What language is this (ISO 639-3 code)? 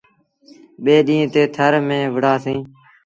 sbn